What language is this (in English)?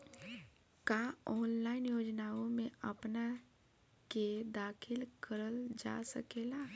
Bhojpuri